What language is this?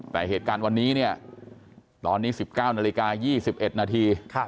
Thai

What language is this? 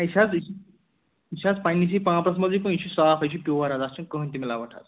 Kashmiri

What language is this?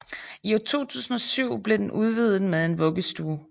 Danish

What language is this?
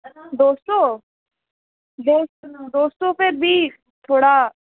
Dogri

